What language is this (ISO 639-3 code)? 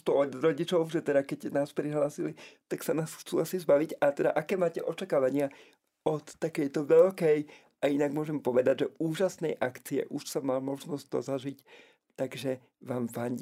slk